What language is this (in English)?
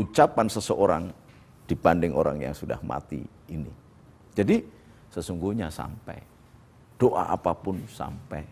Indonesian